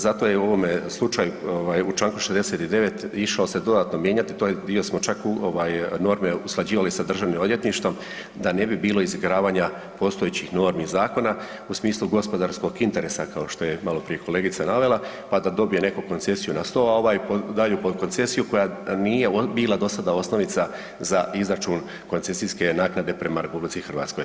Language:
Croatian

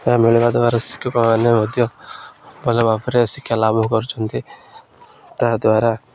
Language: Odia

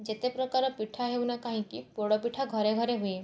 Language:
Odia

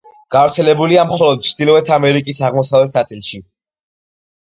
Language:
Georgian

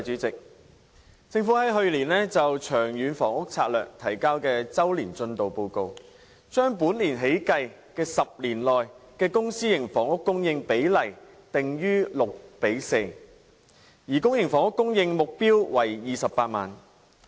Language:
Cantonese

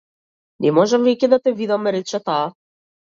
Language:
Macedonian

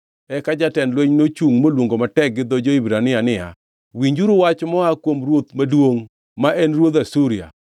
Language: Luo (Kenya and Tanzania)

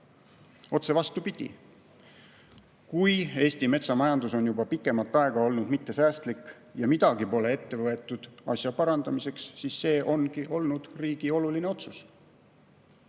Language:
Estonian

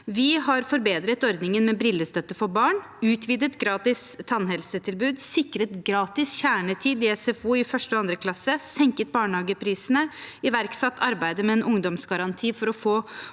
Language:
Norwegian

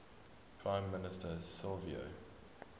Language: English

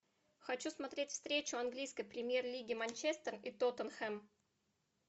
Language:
Russian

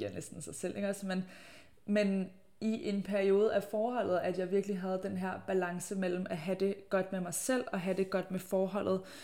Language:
Danish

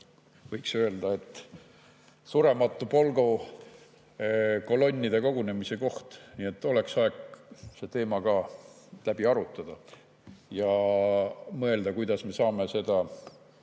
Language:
Estonian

